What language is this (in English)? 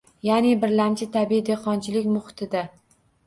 Uzbek